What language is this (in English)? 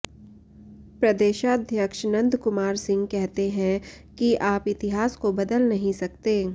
Hindi